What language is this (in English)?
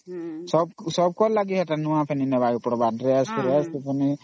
Odia